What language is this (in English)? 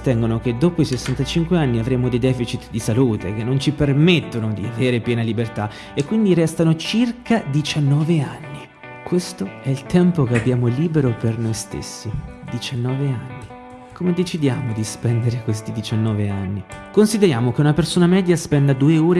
Italian